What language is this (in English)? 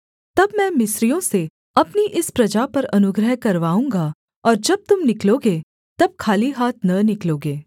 Hindi